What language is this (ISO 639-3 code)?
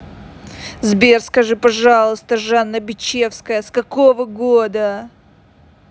rus